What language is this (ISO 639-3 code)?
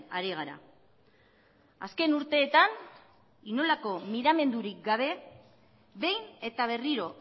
eus